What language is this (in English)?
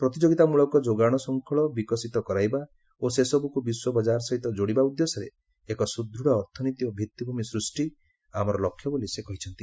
Odia